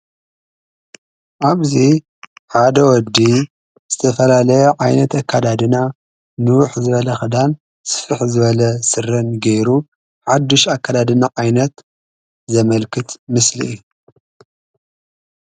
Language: Tigrinya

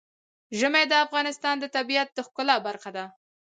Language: Pashto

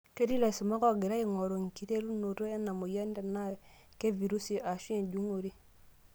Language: Masai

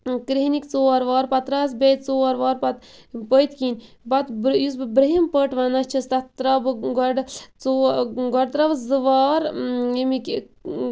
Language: Kashmiri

